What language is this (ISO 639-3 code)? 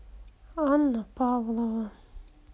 rus